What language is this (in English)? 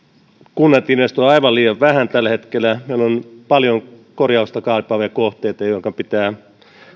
Finnish